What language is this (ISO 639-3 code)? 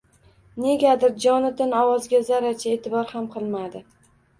uzb